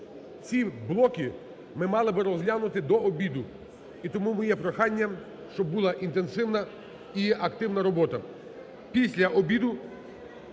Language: Ukrainian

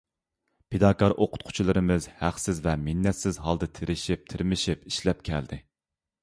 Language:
Uyghur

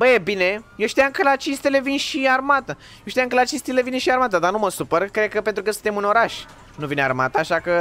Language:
Romanian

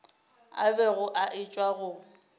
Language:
Northern Sotho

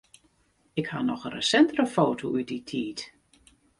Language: Western Frisian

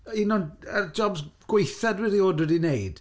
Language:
Welsh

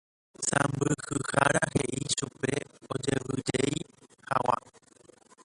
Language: Guarani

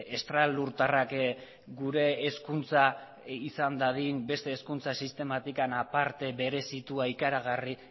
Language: Basque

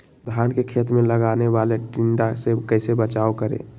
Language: Magahi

